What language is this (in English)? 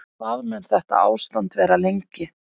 Icelandic